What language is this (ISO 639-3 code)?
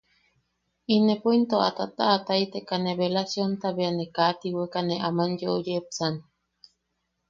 yaq